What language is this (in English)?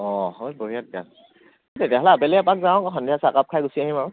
Assamese